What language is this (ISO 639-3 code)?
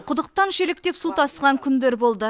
kaz